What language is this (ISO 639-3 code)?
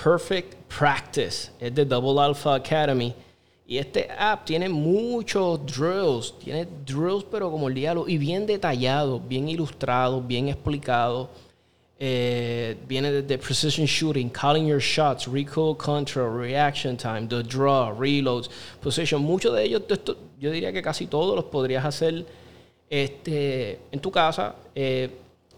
spa